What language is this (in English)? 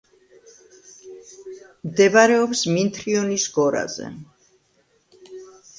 Georgian